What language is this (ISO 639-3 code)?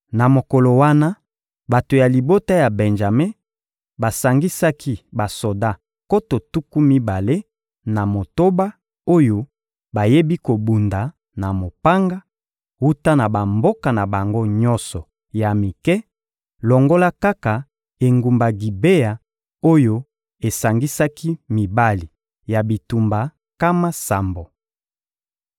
lin